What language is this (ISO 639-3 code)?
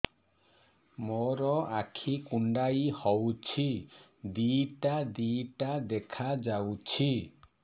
ori